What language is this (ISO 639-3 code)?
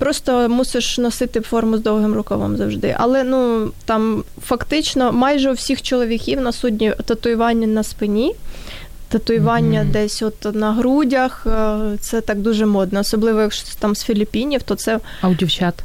ukr